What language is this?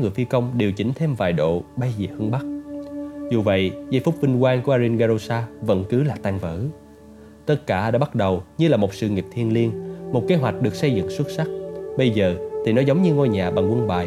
Vietnamese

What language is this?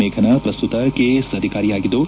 Kannada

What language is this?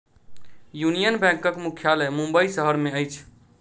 Maithili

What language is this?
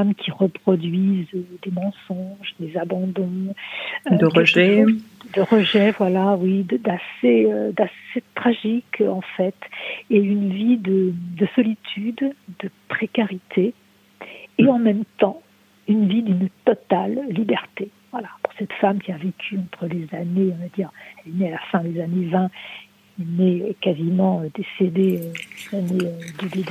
French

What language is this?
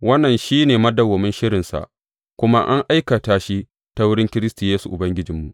Hausa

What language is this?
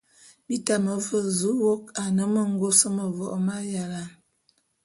Bulu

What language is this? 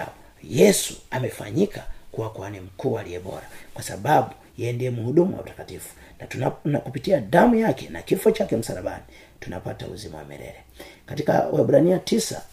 Swahili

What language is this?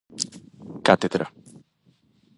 Galician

